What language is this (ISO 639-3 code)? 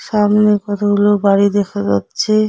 ben